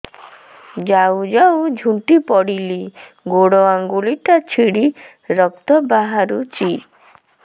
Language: Odia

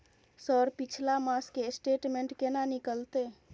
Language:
Maithili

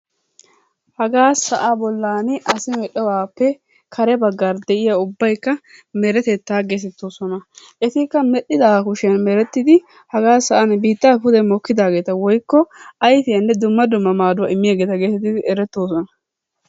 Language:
Wolaytta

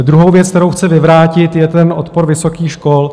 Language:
Czech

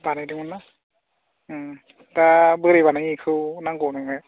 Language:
Bodo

